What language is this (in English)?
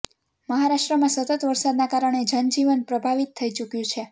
Gujarati